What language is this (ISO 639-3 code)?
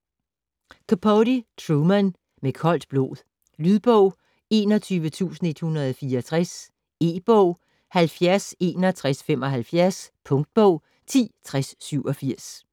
dan